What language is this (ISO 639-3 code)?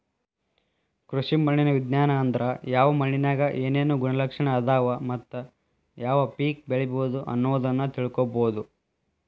kan